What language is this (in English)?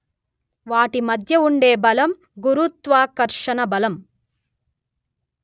Telugu